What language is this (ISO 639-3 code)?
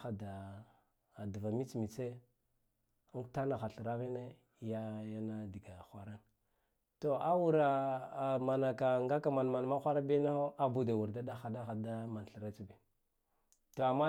gdf